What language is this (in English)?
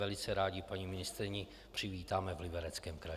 Czech